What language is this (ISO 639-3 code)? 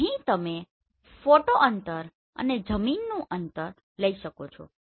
guj